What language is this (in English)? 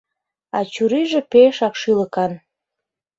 Mari